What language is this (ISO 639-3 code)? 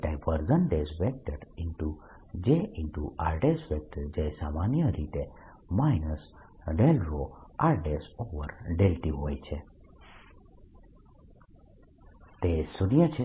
guj